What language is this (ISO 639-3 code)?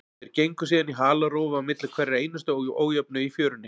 isl